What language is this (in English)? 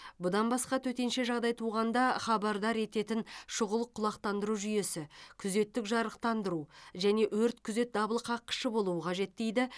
Kazakh